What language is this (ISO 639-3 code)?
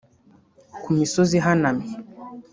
kin